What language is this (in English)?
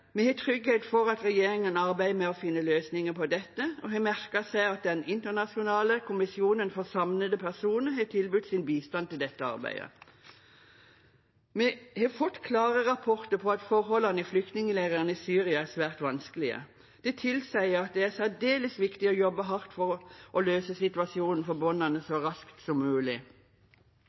Norwegian Bokmål